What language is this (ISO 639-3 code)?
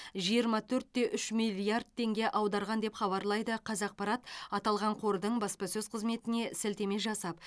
kaz